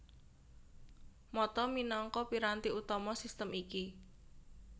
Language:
Javanese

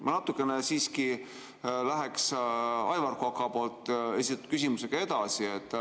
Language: Estonian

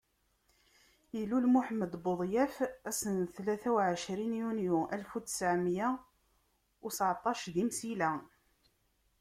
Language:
Kabyle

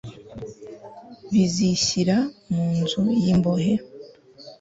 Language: Kinyarwanda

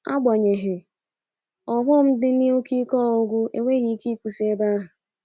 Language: Igbo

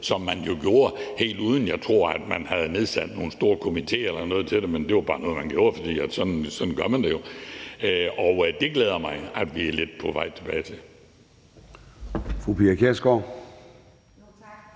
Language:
Danish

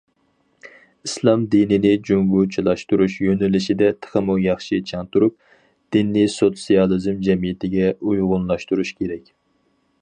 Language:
Uyghur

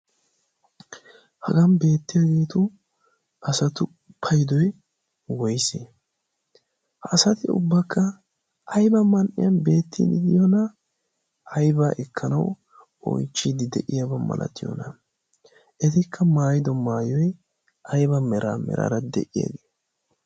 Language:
Wolaytta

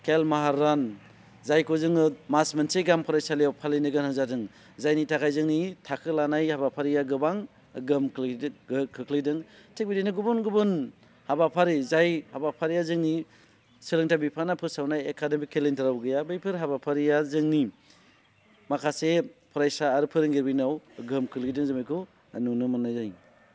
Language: Bodo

